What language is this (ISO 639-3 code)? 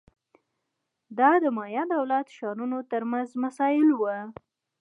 pus